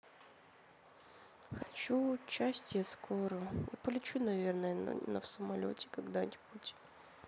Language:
Russian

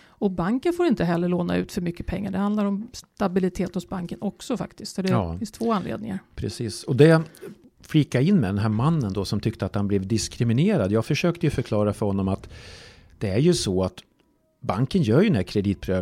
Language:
Swedish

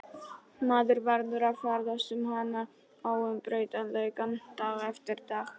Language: Icelandic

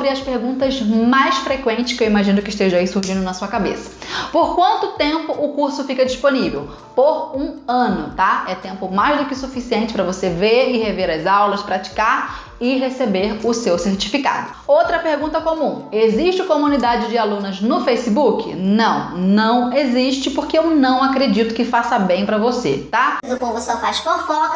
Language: Portuguese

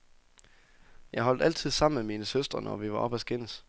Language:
Danish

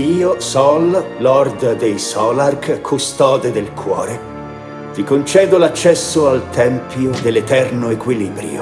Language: Italian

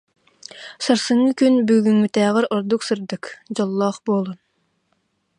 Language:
Yakut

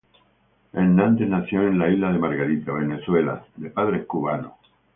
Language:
Spanish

